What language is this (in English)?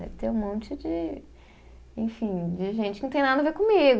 Portuguese